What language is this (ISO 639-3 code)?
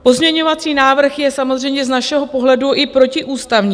ces